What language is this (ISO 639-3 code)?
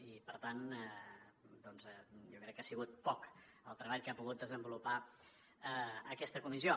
cat